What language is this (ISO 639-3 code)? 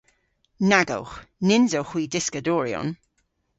cor